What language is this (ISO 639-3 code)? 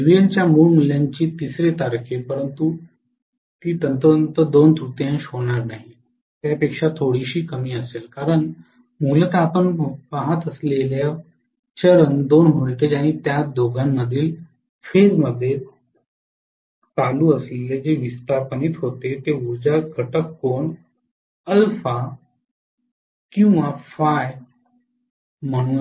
mar